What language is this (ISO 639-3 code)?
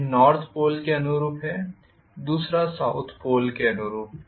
hin